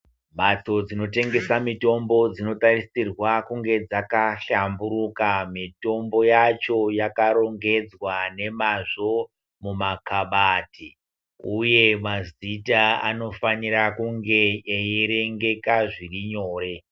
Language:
Ndau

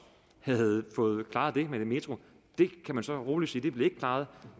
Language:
Danish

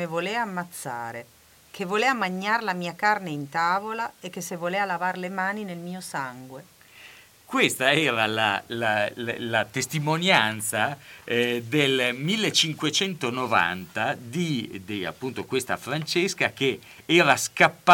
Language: Italian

